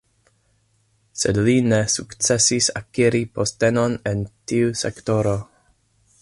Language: Esperanto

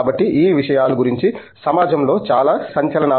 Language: Telugu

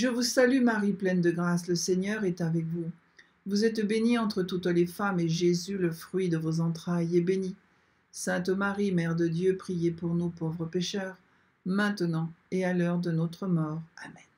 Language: French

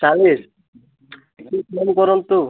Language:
Odia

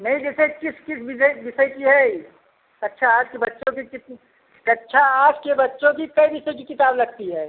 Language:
Hindi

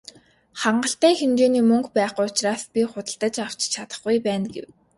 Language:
Mongolian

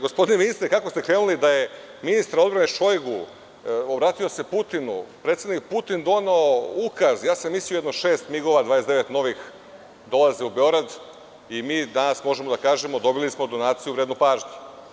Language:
Serbian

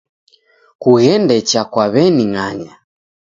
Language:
Taita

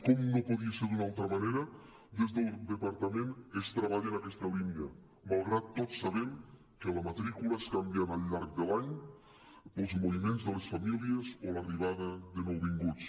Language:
Catalan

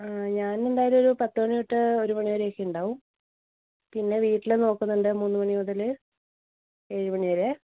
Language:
Malayalam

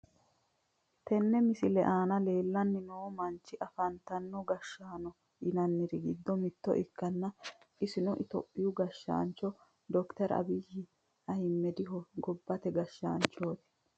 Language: Sidamo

